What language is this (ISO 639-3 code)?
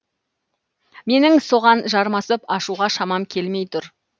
kaz